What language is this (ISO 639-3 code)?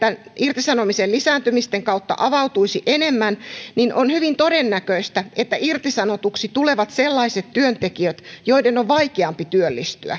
fin